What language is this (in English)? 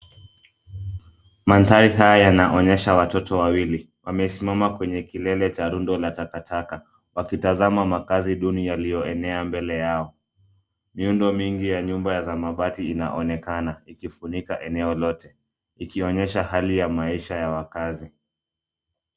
Swahili